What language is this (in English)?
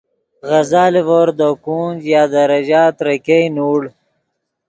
Yidgha